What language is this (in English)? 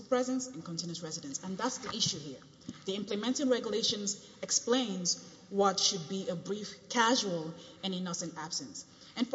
English